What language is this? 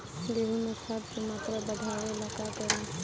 Bhojpuri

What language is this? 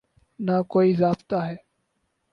Urdu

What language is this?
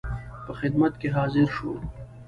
Pashto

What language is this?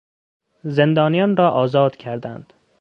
Persian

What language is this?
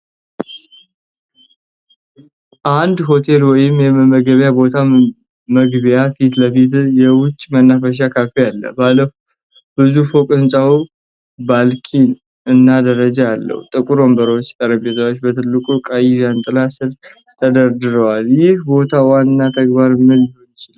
Amharic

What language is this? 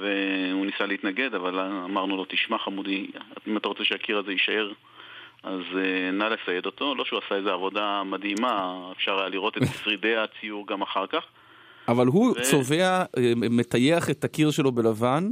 Hebrew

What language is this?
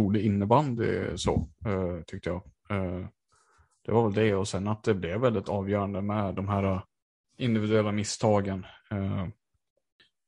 Swedish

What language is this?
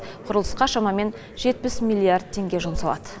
Kazakh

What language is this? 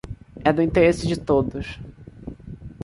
Portuguese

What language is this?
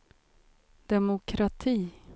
Swedish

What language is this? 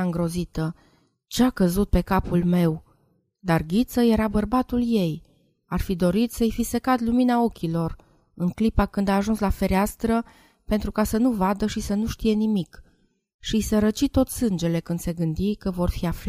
Romanian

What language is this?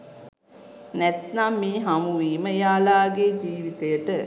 Sinhala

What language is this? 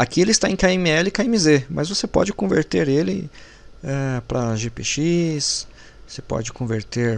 Portuguese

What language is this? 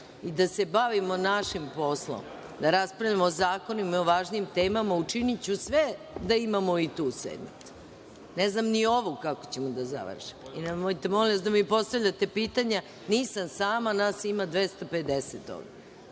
Serbian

